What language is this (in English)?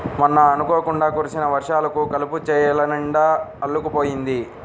Telugu